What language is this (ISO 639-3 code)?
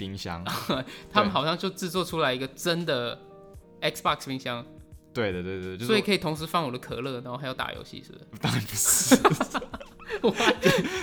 zho